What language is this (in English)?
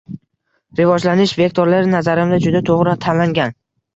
Uzbek